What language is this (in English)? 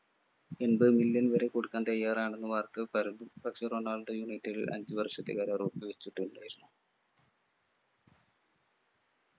Malayalam